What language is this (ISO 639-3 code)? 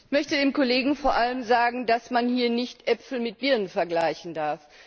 deu